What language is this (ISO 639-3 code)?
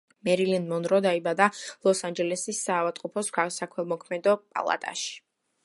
kat